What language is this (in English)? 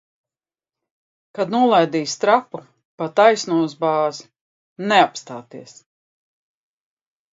Latvian